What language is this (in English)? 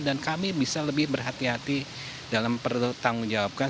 Indonesian